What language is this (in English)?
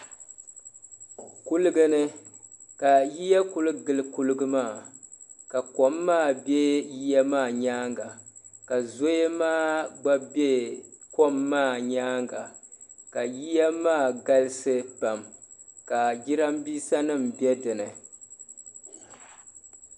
Dagbani